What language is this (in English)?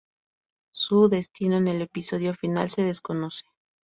Spanish